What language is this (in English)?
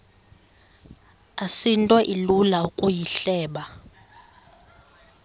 Xhosa